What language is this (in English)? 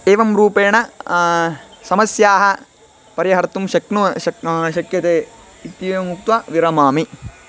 Sanskrit